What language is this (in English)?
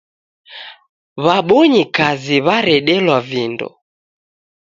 Taita